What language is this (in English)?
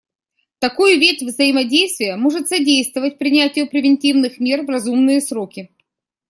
Russian